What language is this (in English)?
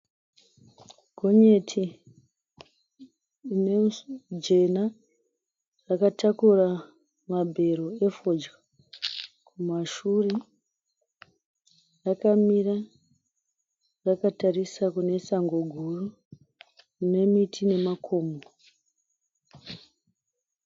Shona